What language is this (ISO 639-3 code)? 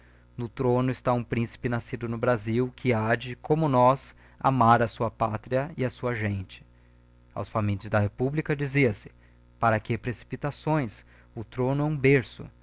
por